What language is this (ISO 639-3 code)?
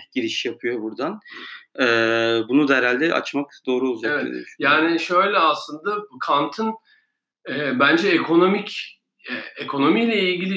tur